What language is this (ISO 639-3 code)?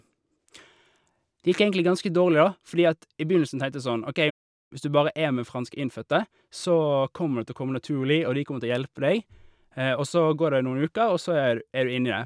nor